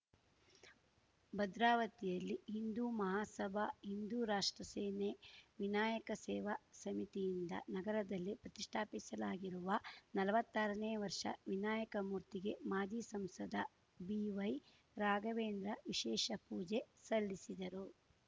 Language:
Kannada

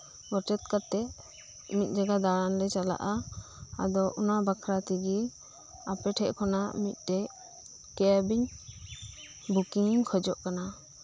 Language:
Santali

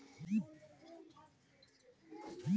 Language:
Maithili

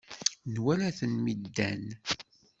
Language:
Kabyle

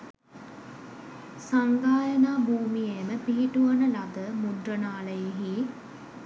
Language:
Sinhala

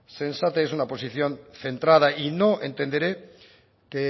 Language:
Spanish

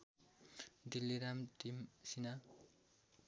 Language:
Nepali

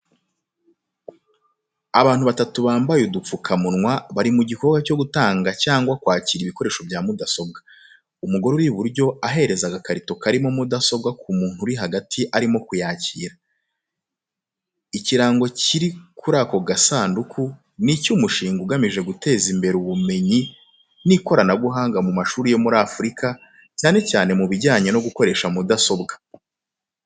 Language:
Kinyarwanda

